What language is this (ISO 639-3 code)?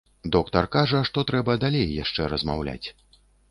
bel